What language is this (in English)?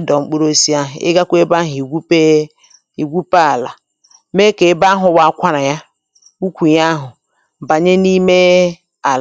Igbo